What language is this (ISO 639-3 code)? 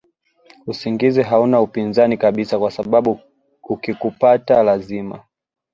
swa